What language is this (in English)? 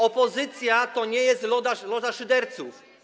Polish